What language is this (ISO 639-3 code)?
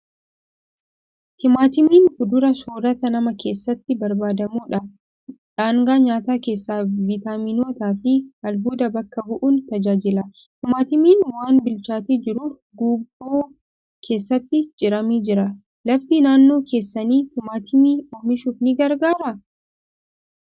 orm